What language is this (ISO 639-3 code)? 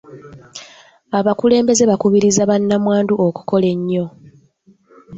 lug